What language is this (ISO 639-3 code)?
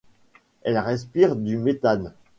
fra